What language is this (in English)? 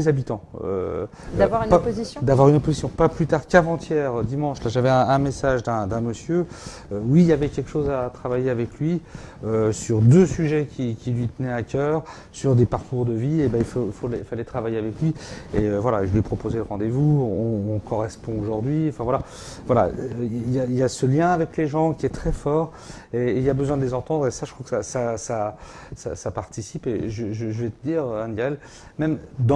French